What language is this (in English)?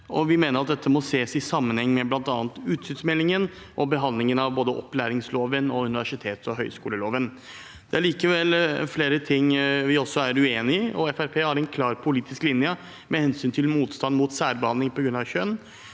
Norwegian